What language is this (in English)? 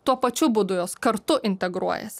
Lithuanian